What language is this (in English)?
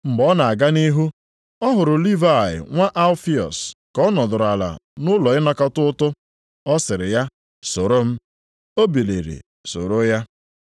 Igbo